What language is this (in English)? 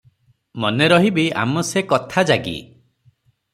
Odia